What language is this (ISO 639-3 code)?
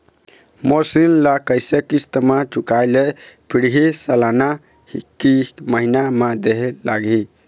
hne